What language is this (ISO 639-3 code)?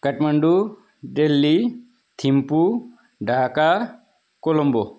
nep